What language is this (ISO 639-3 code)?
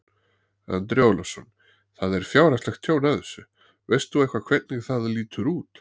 isl